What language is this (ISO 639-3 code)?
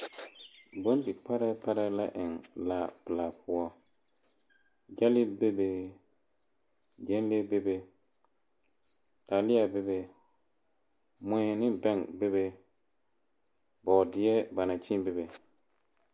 dga